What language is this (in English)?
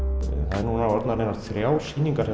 Icelandic